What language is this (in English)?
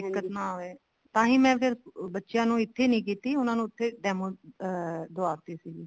Punjabi